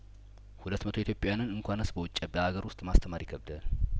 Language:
Amharic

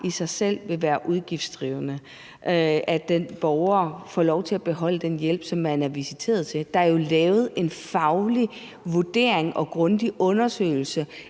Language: Danish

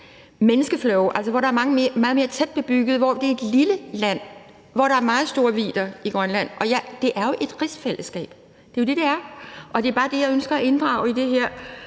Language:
Danish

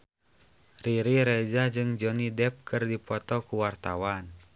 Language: Sundanese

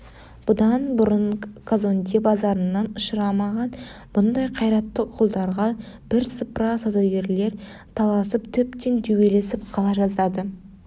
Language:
Kazakh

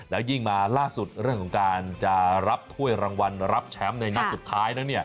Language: Thai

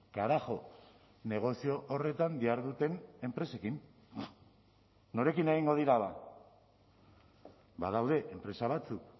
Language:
Basque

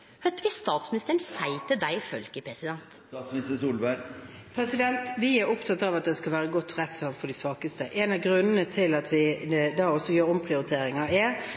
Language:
Norwegian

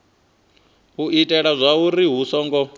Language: Venda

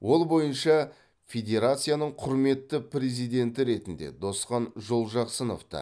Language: Kazakh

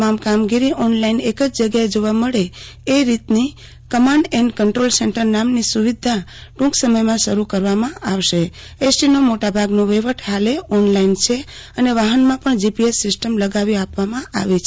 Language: Gujarati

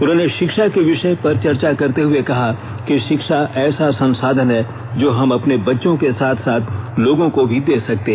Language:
Hindi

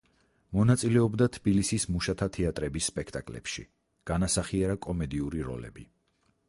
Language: Georgian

